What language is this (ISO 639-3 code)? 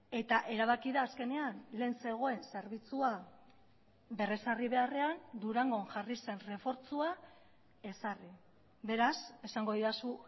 eus